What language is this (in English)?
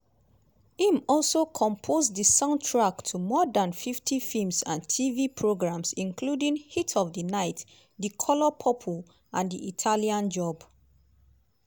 Nigerian Pidgin